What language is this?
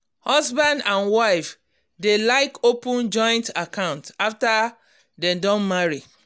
Nigerian Pidgin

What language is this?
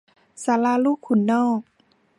Thai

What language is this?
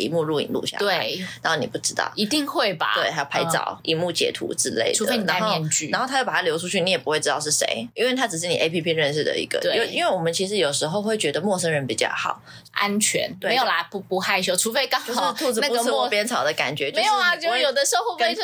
Chinese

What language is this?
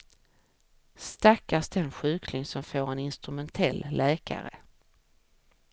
Swedish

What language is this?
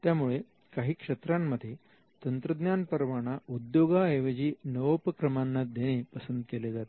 Marathi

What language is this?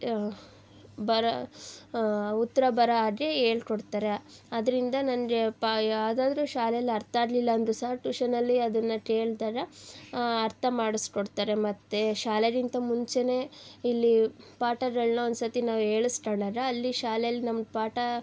Kannada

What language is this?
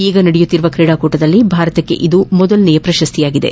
Kannada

